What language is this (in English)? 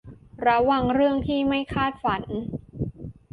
Thai